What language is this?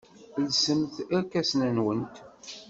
Kabyle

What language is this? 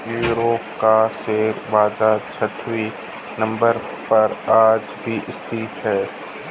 Hindi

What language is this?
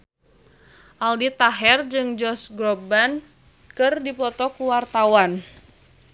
Sundanese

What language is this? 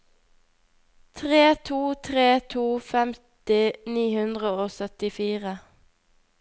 Norwegian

